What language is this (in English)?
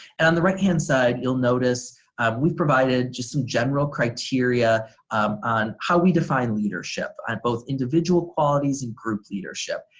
English